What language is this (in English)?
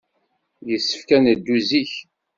Kabyle